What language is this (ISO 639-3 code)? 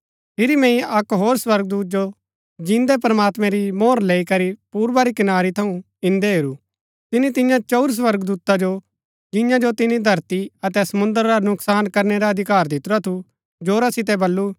gbk